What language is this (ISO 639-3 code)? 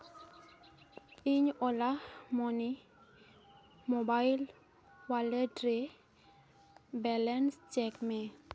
sat